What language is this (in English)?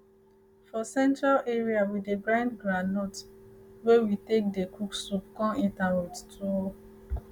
Nigerian Pidgin